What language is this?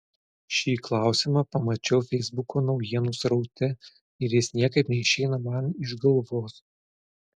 Lithuanian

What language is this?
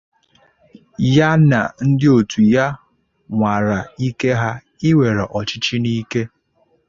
Igbo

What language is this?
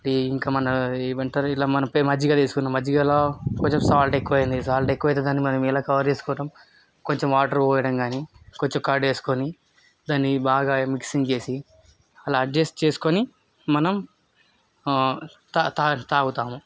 Telugu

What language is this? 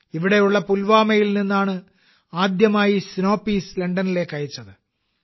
Malayalam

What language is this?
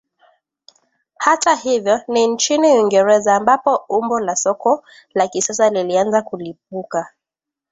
Swahili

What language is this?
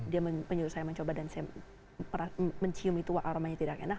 Indonesian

